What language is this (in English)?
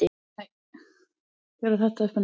Icelandic